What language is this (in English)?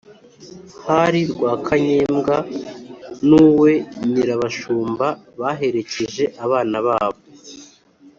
Kinyarwanda